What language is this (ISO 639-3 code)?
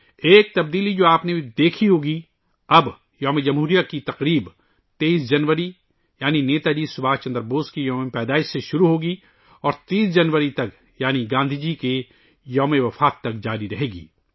urd